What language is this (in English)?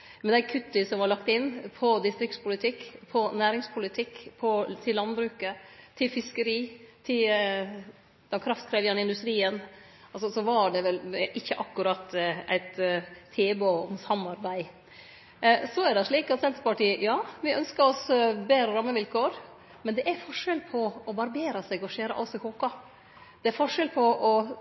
Norwegian Nynorsk